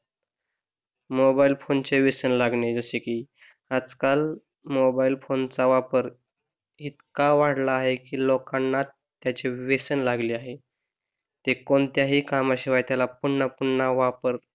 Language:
Marathi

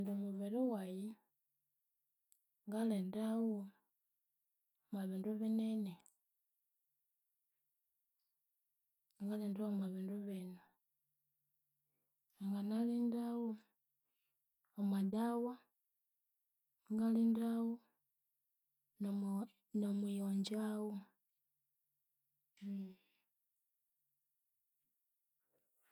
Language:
Konzo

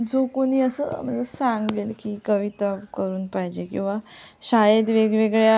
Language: Marathi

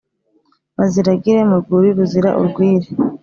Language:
Kinyarwanda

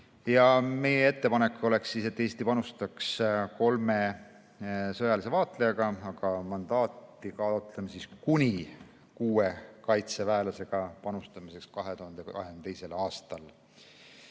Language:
Estonian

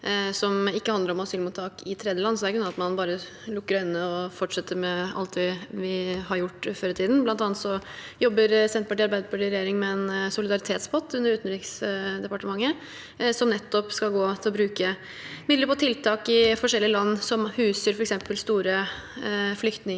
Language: Norwegian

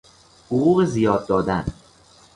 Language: Persian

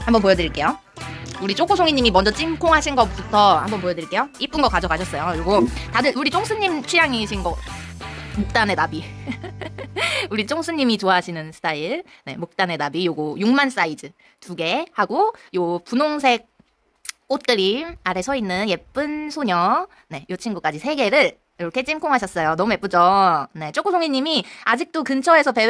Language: Korean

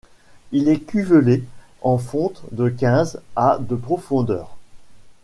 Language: French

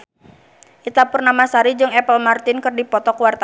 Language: Sundanese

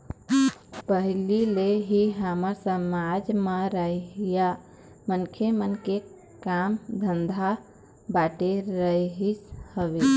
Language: Chhattisgarhi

